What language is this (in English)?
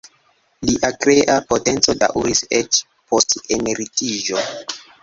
Esperanto